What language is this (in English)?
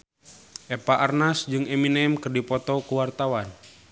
Sundanese